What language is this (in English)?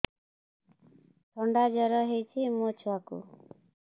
Odia